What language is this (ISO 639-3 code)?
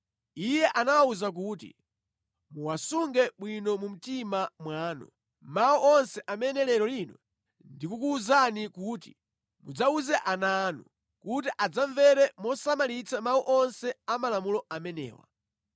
nya